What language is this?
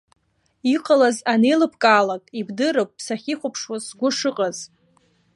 Abkhazian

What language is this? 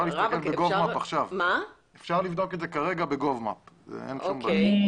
Hebrew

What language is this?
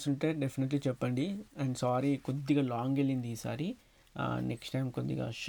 Telugu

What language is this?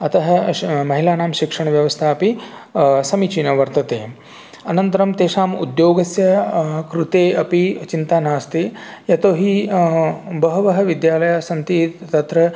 Sanskrit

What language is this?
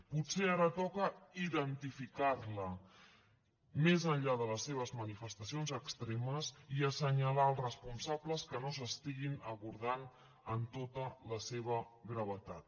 Catalan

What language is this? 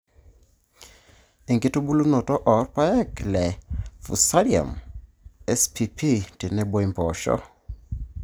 Masai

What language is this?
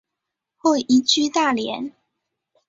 Chinese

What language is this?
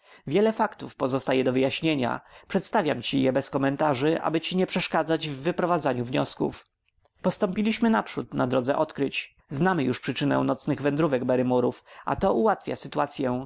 Polish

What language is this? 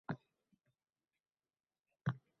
Uzbek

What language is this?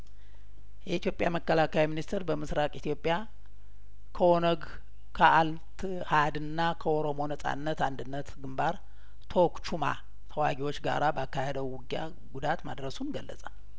Amharic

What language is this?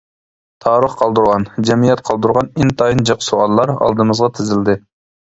Uyghur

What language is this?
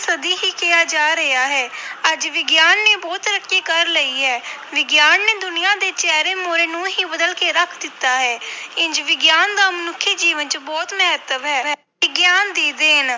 Punjabi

